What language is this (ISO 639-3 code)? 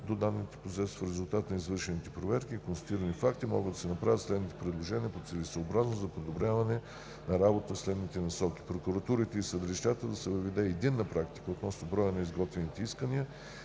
bul